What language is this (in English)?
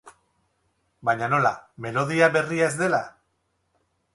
Basque